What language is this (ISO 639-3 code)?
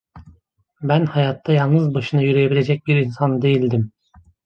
tur